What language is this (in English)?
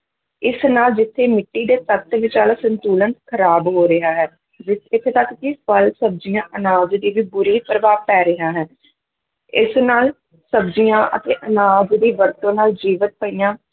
Punjabi